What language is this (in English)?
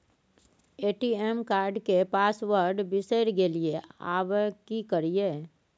Maithili